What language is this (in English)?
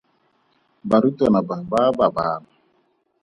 Tswana